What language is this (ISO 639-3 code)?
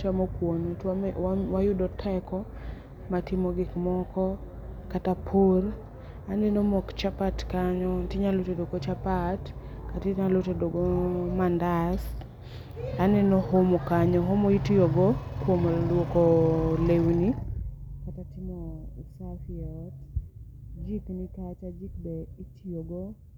luo